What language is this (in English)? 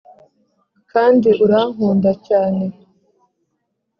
Kinyarwanda